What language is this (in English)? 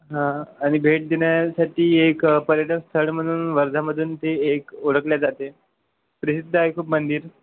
Marathi